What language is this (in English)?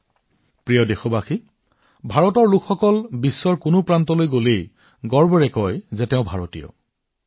Assamese